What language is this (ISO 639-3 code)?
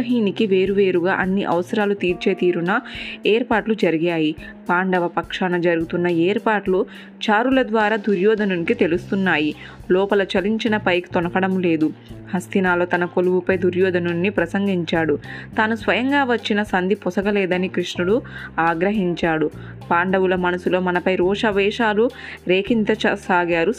tel